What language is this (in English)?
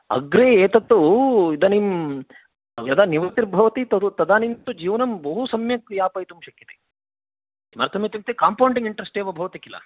Sanskrit